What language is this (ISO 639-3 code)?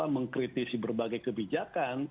ind